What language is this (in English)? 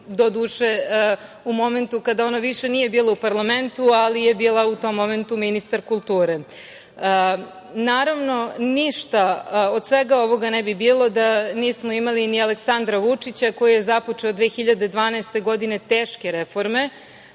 Serbian